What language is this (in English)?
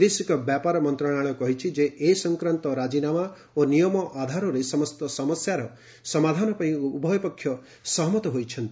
Odia